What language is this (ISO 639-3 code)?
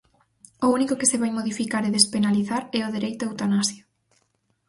glg